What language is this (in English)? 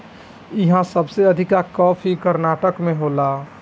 Bhojpuri